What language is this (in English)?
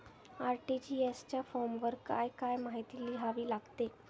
Marathi